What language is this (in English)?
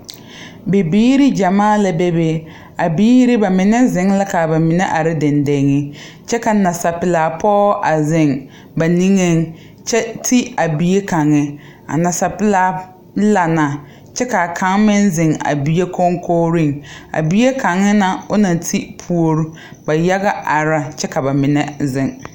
Southern Dagaare